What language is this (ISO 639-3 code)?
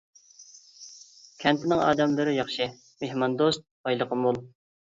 uig